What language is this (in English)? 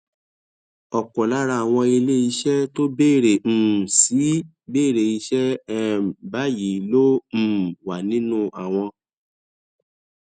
Yoruba